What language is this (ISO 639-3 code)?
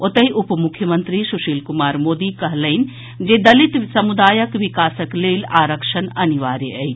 mai